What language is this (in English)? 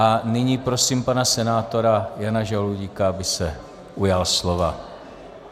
Czech